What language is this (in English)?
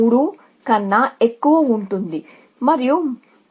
Telugu